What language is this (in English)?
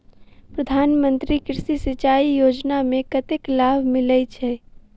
Maithili